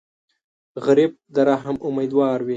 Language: Pashto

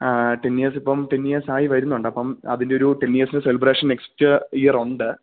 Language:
Malayalam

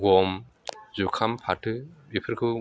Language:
Bodo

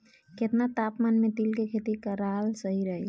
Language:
Bhojpuri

